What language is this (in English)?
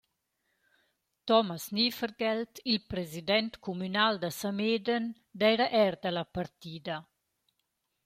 Romansh